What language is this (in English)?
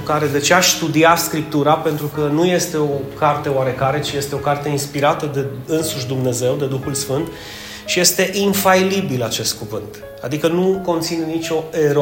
Romanian